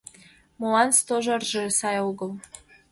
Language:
Mari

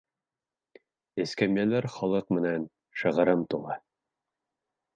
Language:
Bashkir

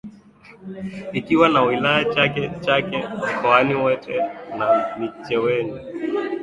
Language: Swahili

